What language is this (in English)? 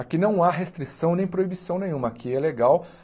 Portuguese